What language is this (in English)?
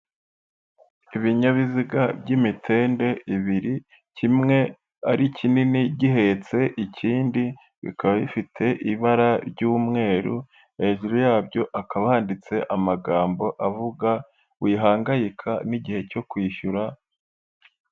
Kinyarwanda